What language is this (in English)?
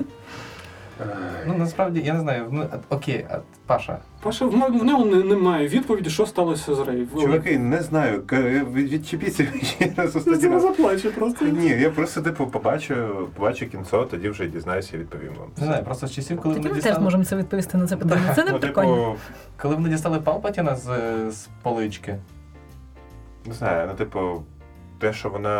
Ukrainian